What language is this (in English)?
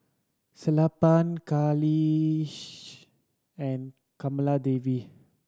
English